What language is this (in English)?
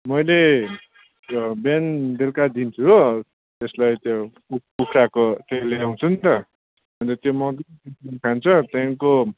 Nepali